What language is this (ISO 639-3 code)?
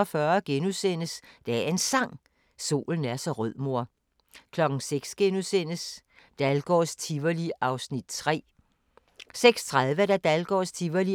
dan